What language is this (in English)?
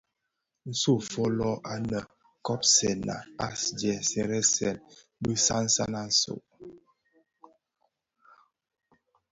Bafia